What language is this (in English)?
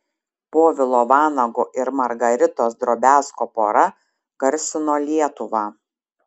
Lithuanian